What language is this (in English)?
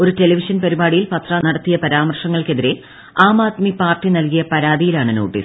Malayalam